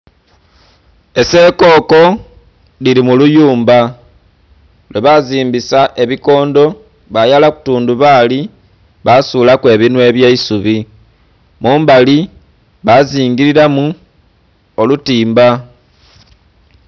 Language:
Soga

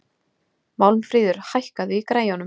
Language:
Icelandic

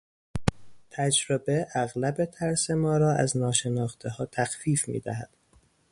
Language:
Persian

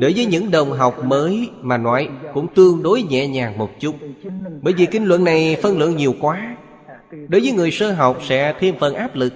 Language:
Vietnamese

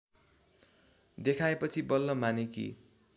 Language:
Nepali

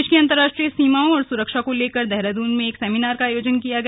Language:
Hindi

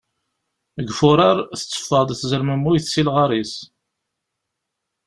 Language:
Kabyle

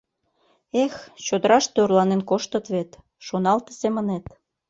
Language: Mari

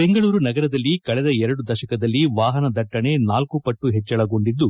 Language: Kannada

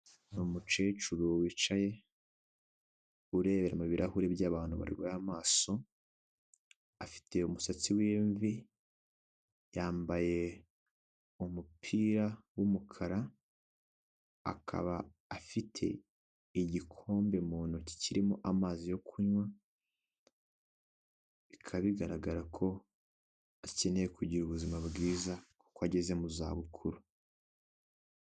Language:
Kinyarwanda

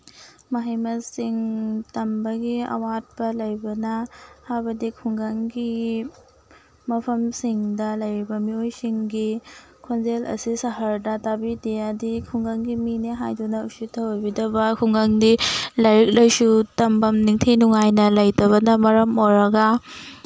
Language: Manipuri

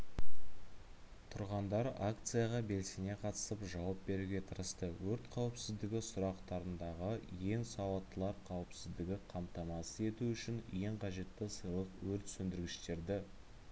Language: Kazakh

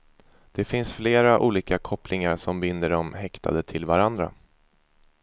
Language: Swedish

